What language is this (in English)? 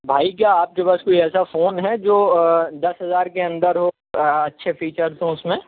Urdu